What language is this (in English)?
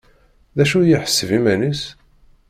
Kabyle